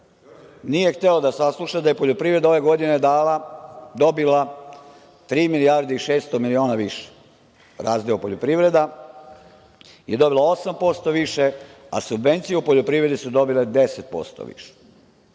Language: Serbian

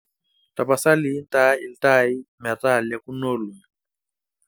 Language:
Masai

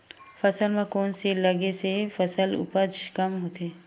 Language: Chhattisgarhi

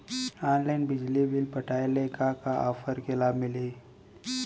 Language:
Chhattisgarhi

